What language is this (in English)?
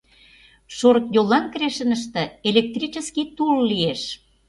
Mari